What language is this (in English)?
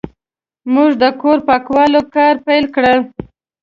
Pashto